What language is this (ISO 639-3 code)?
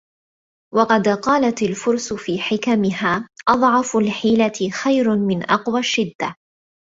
ara